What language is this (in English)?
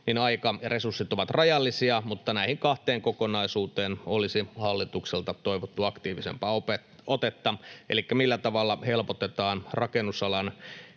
Finnish